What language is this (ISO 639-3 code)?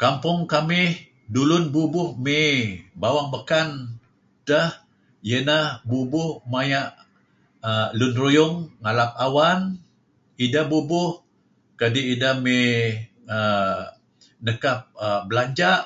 kzi